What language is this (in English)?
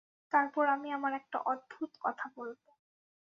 Bangla